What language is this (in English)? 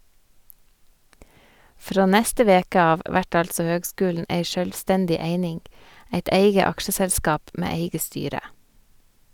Norwegian